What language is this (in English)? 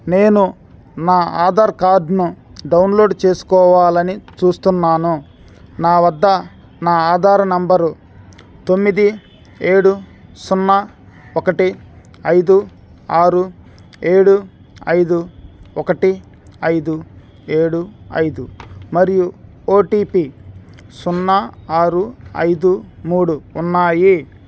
Telugu